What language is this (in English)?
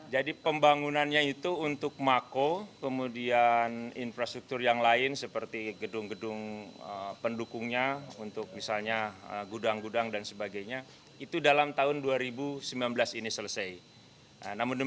Indonesian